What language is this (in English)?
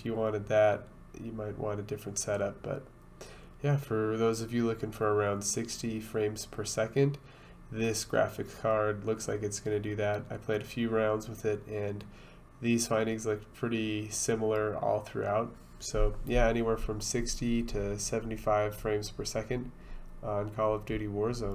English